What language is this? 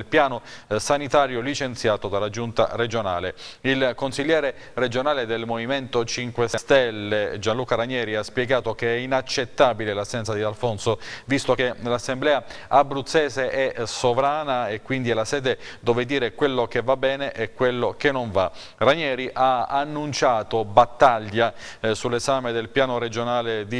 Italian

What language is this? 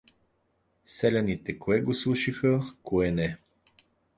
Bulgarian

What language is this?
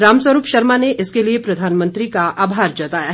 Hindi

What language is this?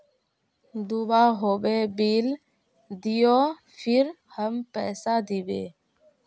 Magahi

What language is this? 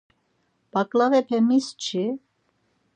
Laz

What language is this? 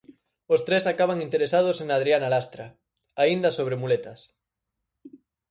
Galician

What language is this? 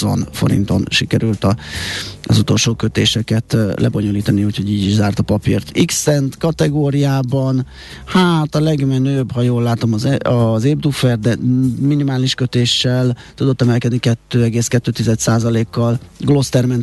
Hungarian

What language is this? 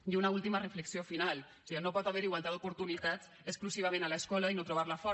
Catalan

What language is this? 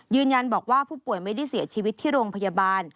Thai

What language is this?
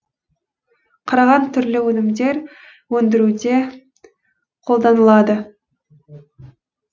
Kazakh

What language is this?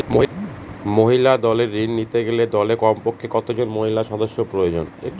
Bangla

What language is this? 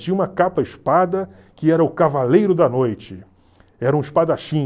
Portuguese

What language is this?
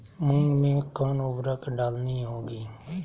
Magahi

